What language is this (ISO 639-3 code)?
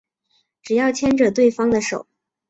zho